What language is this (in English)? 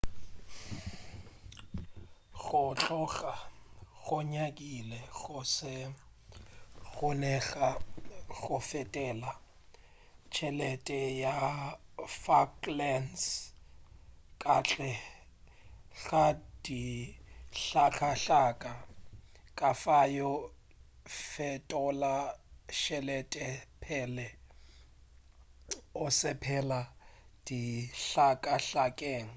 Northern Sotho